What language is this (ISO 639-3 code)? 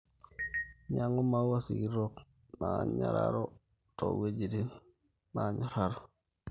mas